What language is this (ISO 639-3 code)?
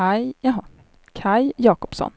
swe